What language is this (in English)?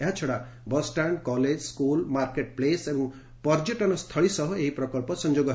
Odia